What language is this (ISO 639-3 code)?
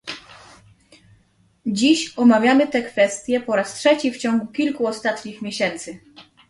pol